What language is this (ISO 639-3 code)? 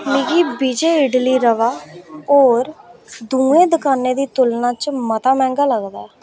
doi